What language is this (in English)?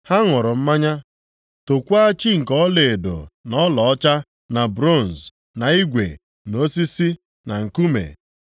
Igbo